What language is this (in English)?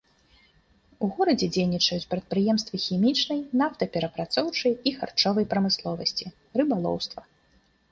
Belarusian